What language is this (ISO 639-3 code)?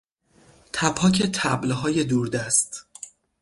fas